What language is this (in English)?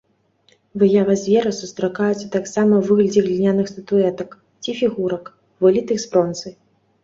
Belarusian